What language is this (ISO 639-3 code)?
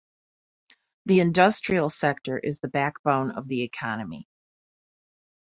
eng